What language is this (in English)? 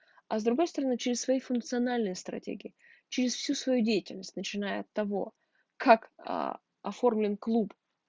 Russian